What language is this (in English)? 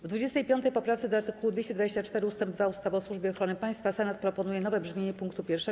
Polish